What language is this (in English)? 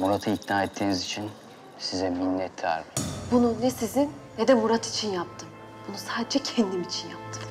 Turkish